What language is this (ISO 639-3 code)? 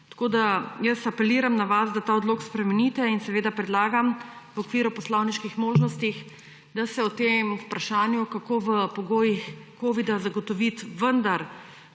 slv